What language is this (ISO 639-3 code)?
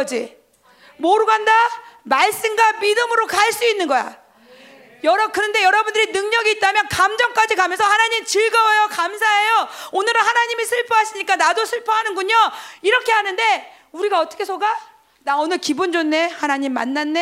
kor